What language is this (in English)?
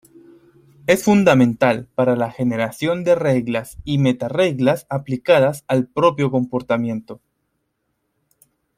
Spanish